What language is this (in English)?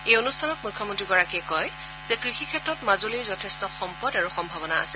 Assamese